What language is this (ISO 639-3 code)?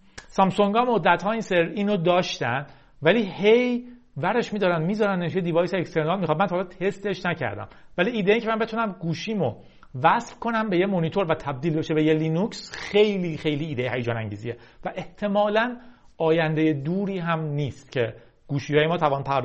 fas